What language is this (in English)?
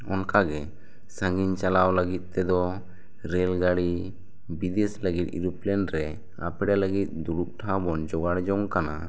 Santali